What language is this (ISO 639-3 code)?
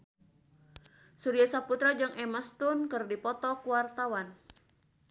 sun